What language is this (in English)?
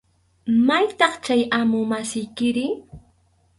Arequipa-La Unión Quechua